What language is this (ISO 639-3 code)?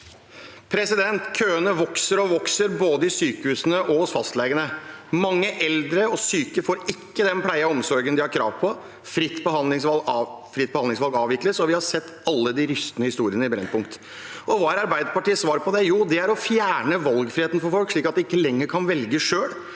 nor